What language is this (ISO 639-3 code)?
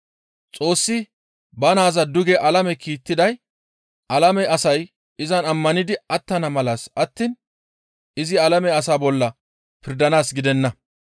gmv